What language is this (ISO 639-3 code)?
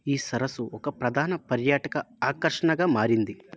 tel